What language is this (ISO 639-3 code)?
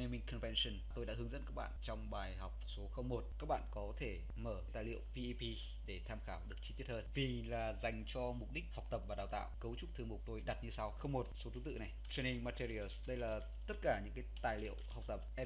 vie